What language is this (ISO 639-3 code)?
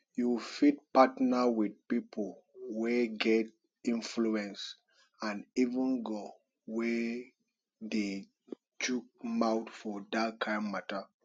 pcm